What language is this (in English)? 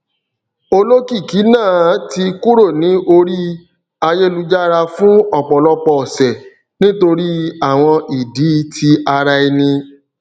Yoruba